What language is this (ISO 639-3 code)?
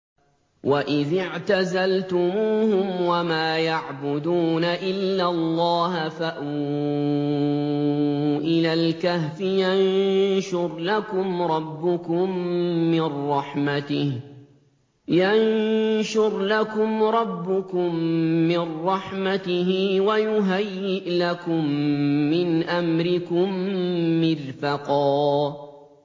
ara